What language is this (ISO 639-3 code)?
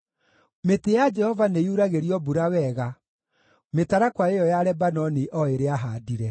kik